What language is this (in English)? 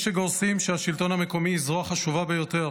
Hebrew